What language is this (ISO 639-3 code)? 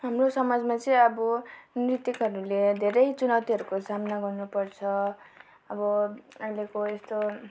nep